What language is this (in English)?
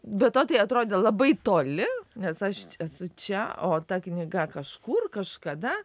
Lithuanian